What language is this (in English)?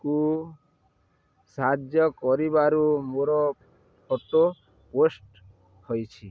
Odia